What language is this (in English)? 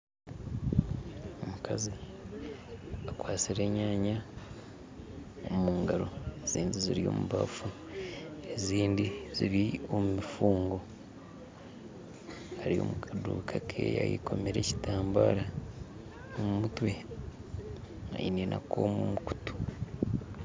Nyankole